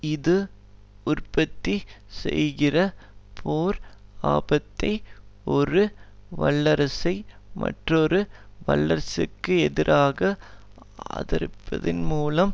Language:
Tamil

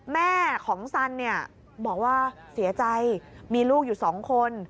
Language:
Thai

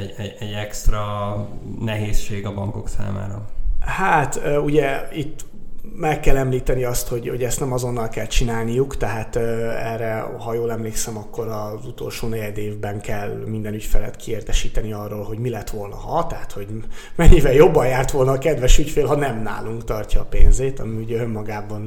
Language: Hungarian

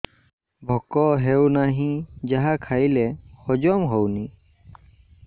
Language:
Odia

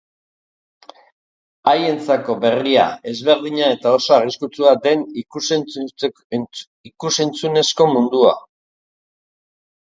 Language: Basque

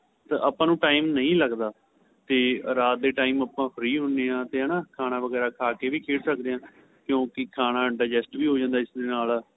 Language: Punjabi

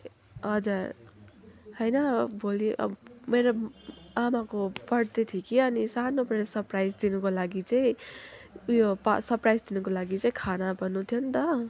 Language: Nepali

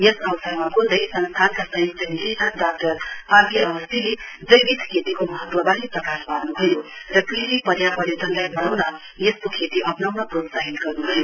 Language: Nepali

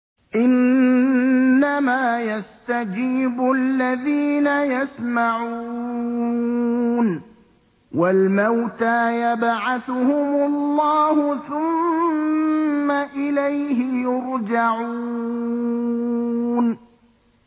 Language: Arabic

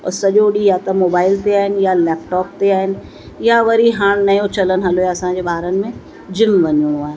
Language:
Sindhi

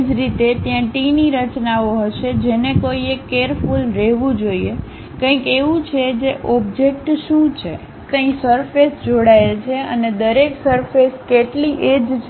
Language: Gujarati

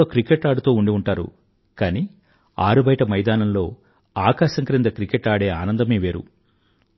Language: Telugu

